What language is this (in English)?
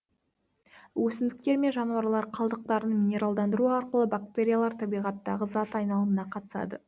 Kazakh